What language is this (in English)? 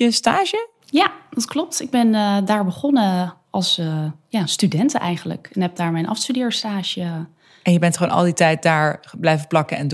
Dutch